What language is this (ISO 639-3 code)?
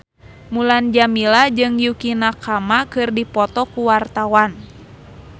sun